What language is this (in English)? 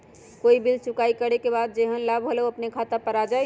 Magahi